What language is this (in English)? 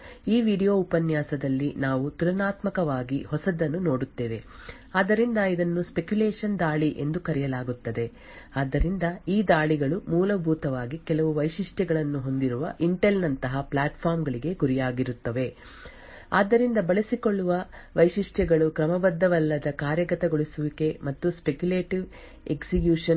Kannada